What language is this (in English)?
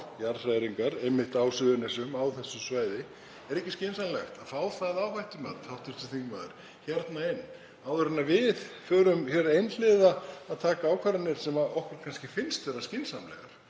Icelandic